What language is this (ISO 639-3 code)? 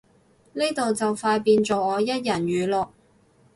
yue